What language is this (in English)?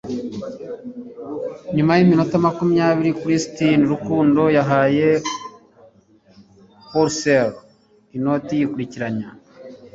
Kinyarwanda